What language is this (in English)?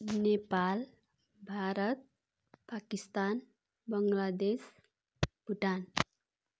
Nepali